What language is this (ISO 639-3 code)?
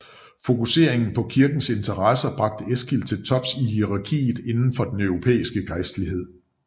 dan